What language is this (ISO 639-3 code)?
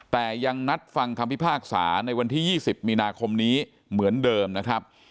tha